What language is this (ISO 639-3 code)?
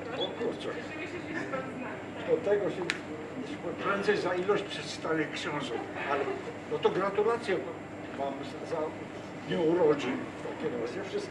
pol